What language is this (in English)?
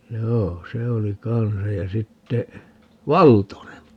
Finnish